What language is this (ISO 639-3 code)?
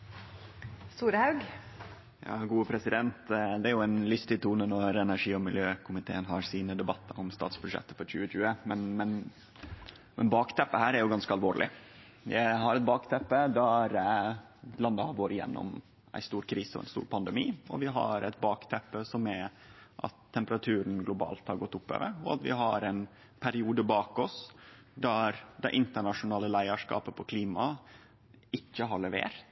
nno